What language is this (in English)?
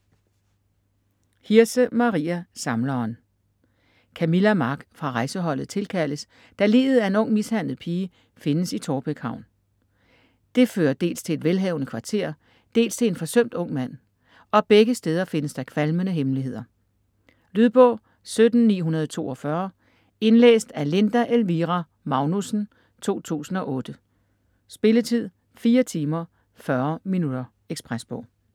Danish